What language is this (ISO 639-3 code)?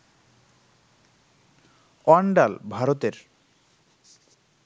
ben